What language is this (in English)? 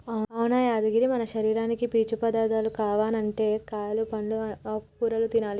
Telugu